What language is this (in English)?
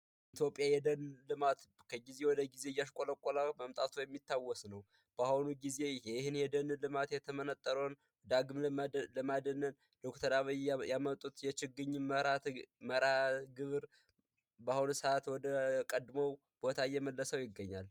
Amharic